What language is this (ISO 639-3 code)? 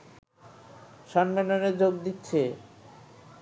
ben